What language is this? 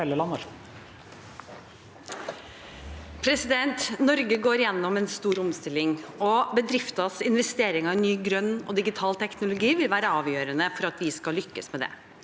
Norwegian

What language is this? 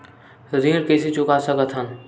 Chhattisgarhi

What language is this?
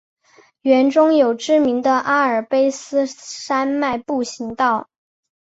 Chinese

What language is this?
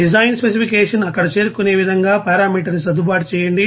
Telugu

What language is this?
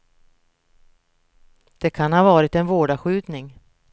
Swedish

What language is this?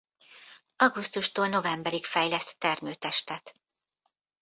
Hungarian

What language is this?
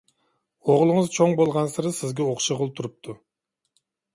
Uyghur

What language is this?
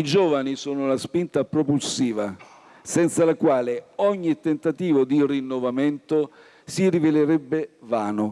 Italian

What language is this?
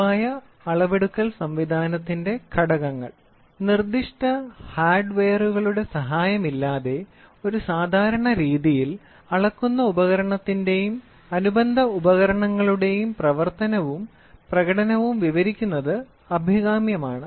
Malayalam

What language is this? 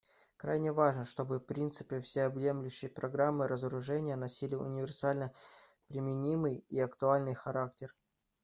Russian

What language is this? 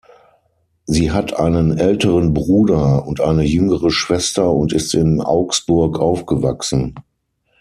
German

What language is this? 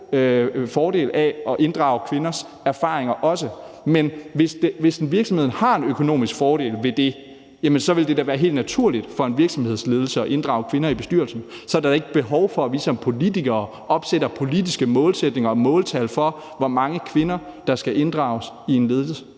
Danish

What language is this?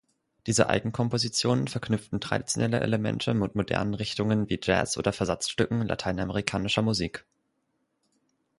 German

